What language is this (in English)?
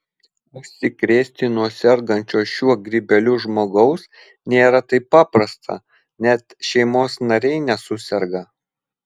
Lithuanian